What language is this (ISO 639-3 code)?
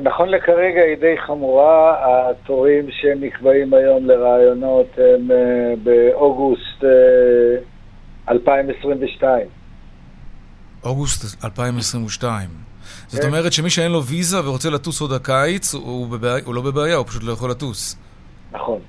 heb